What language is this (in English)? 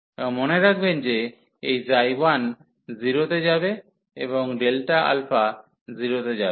Bangla